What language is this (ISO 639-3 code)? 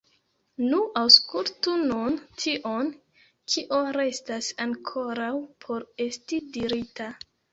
epo